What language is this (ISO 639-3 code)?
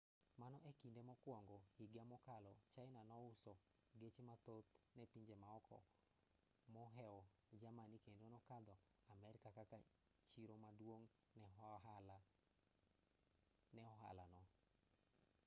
luo